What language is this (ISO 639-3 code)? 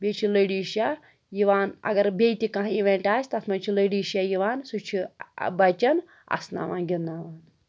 kas